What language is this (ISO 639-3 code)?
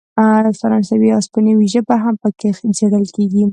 pus